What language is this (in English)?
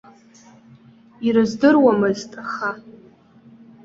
Abkhazian